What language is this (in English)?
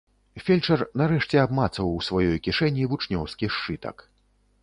Belarusian